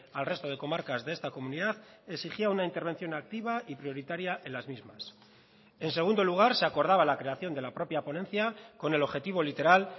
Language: Spanish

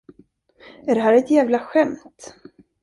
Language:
Swedish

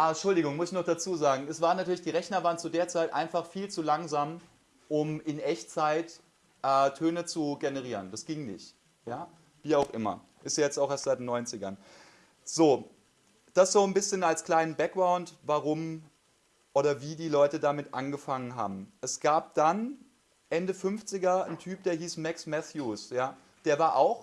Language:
German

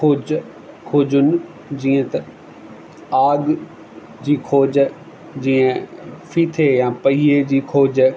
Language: Sindhi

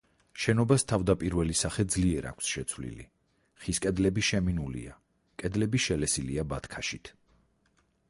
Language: Georgian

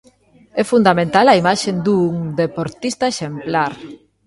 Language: Galician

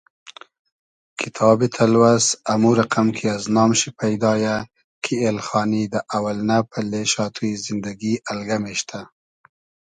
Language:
Hazaragi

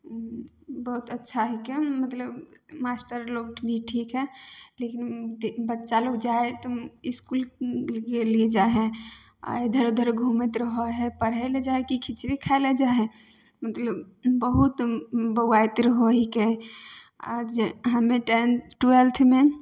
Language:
Maithili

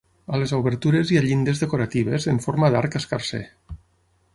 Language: Catalan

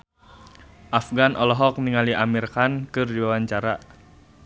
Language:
Sundanese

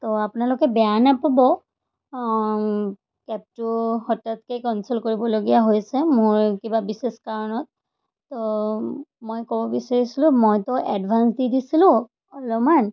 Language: Assamese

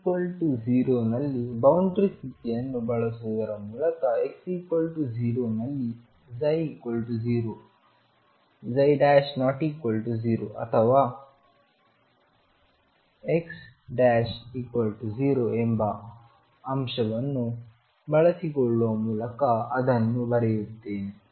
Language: Kannada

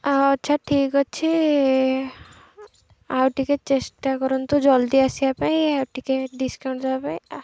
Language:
Odia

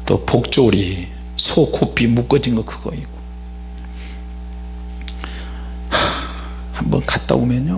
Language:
Korean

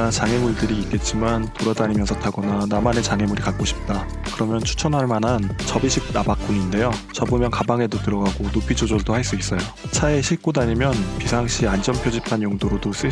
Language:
Korean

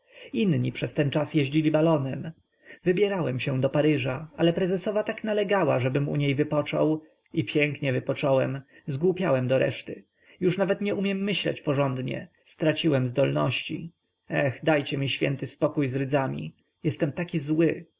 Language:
Polish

